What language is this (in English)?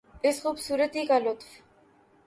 Urdu